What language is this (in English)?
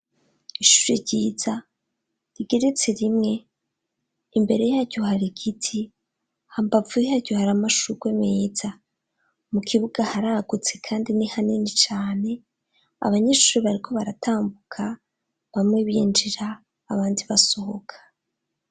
Rundi